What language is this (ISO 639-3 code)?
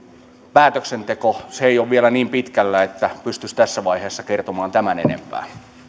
fin